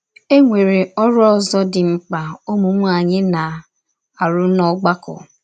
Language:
Igbo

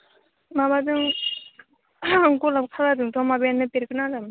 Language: Bodo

